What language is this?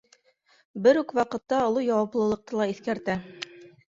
Bashkir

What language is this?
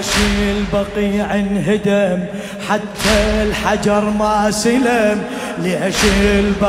Arabic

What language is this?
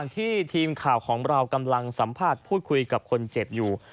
Thai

